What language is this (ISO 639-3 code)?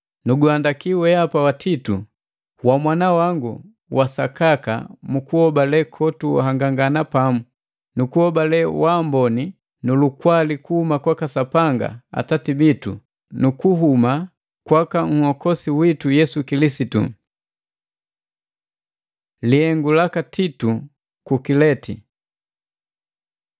mgv